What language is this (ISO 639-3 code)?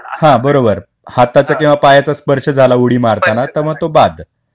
mar